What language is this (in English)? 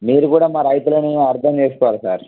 Telugu